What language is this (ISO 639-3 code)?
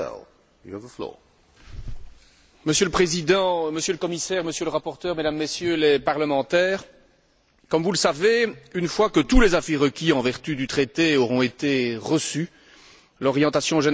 fra